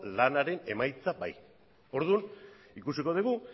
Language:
Basque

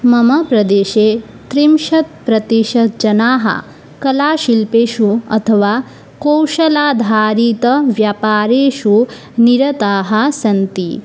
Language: Sanskrit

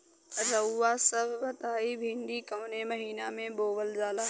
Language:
Bhojpuri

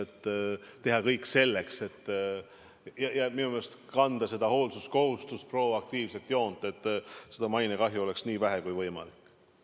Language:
Estonian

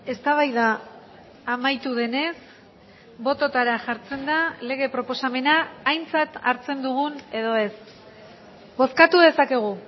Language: Basque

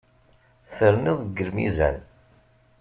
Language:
Kabyle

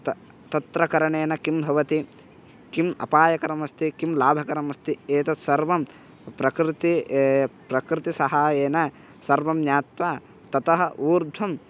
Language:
Sanskrit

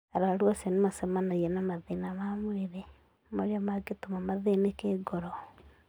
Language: Kikuyu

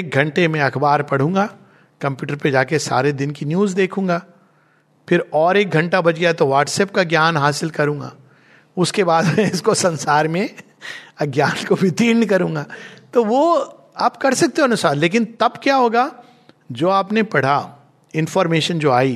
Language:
Hindi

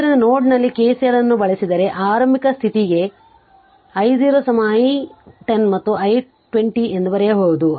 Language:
Kannada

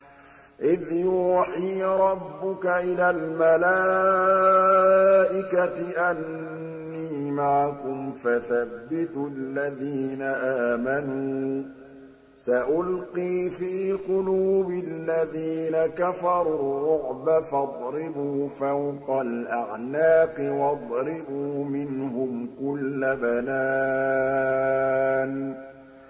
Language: Arabic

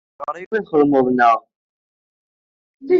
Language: Kabyle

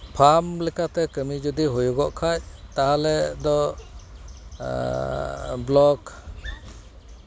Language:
Santali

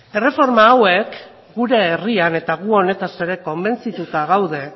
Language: Basque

